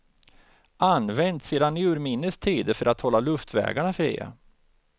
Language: Swedish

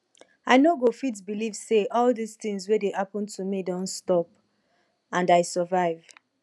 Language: Nigerian Pidgin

